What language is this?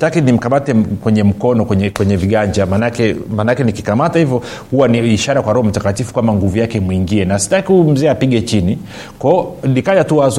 Swahili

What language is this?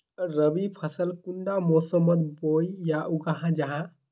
Magahi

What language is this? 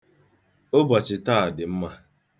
Igbo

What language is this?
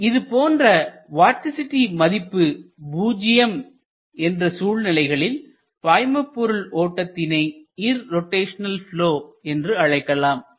Tamil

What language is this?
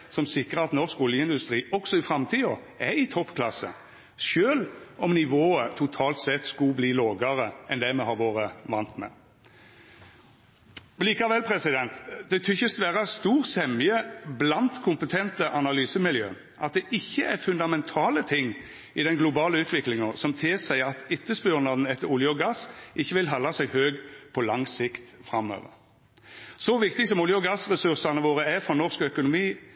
Norwegian Nynorsk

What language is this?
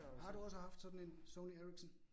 Danish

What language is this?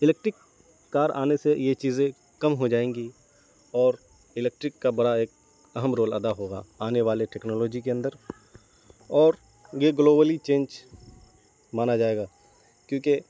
Urdu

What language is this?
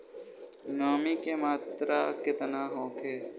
Bhojpuri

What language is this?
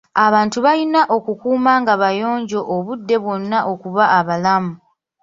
Ganda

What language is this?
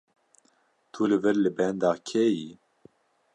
Kurdish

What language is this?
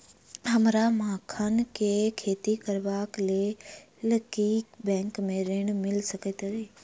Maithili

